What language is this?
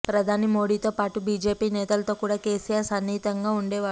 Telugu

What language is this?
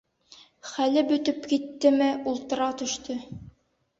Bashkir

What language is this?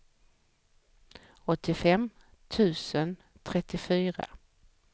Swedish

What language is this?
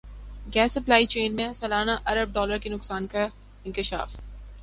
Urdu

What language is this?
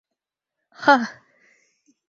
Mari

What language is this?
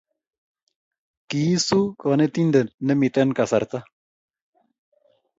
Kalenjin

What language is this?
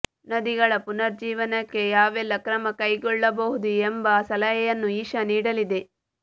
Kannada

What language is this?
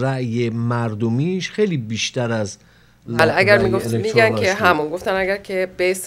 Persian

